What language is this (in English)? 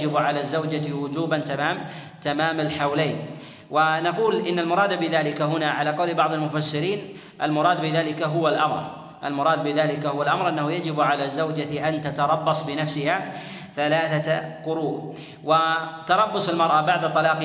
Arabic